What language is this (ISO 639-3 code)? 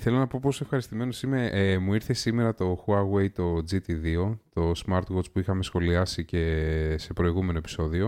ell